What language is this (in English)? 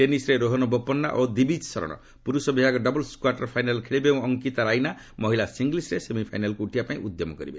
Odia